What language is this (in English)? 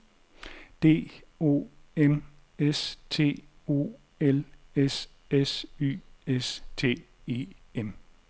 Danish